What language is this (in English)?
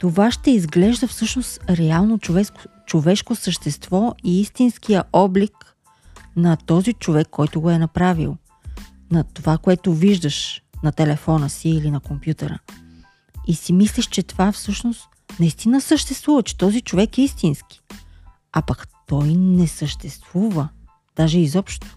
Bulgarian